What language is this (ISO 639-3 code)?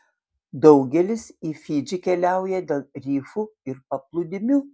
lit